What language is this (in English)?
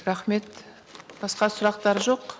Kazakh